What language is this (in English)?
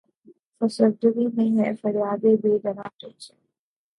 Urdu